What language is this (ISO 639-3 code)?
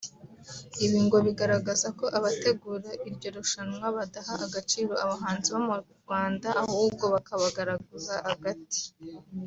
kin